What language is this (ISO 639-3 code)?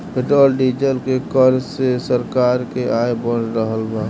bho